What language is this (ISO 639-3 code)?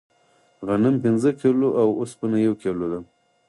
pus